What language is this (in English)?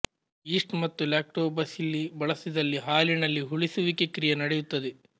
Kannada